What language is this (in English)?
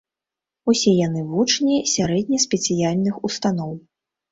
Belarusian